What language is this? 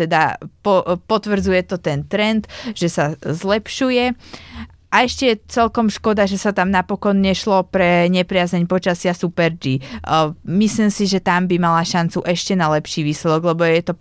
Slovak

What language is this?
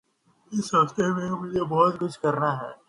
Urdu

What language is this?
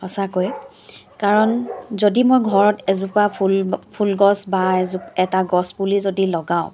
Assamese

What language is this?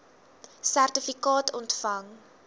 Afrikaans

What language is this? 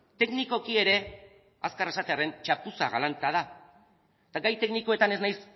Basque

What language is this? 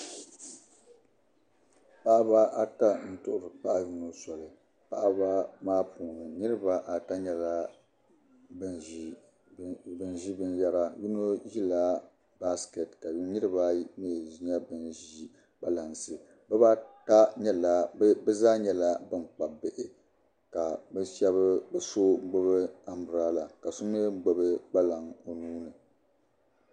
Dagbani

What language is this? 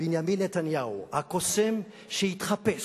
Hebrew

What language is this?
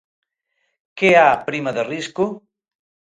Galician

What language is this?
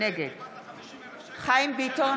Hebrew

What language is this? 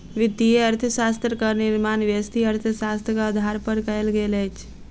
Maithili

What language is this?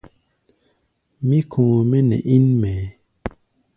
Gbaya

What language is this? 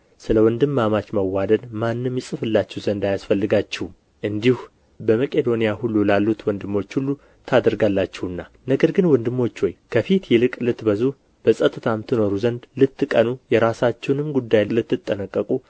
Amharic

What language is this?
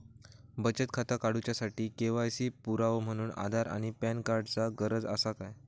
Marathi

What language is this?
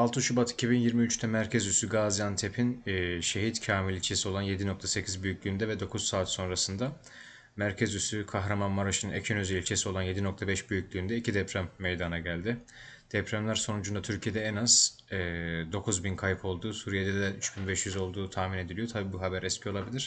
Turkish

